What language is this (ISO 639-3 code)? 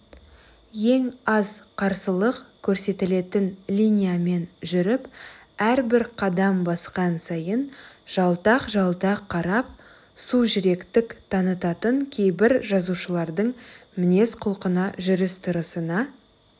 kaz